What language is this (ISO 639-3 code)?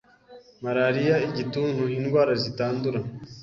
kin